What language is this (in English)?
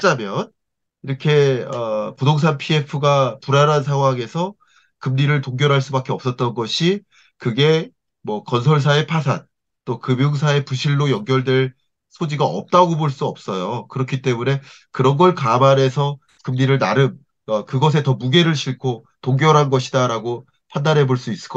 Korean